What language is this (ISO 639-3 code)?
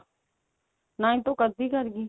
pan